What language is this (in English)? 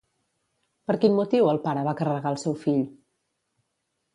Catalan